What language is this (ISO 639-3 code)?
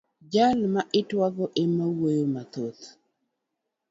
luo